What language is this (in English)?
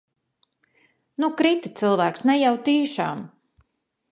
Latvian